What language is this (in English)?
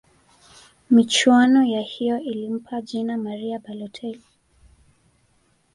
Swahili